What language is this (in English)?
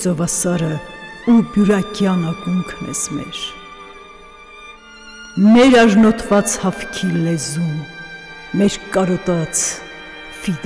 German